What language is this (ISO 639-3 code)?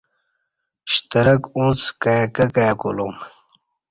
bsh